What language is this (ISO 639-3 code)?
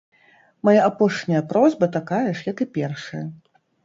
bel